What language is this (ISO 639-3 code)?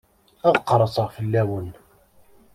kab